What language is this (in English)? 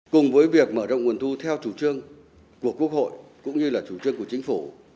Vietnamese